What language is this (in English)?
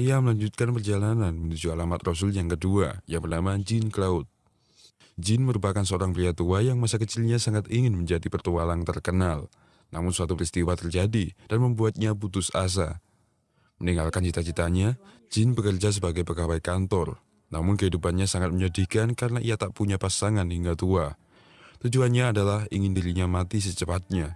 Indonesian